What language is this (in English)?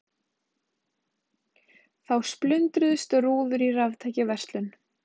Icelandic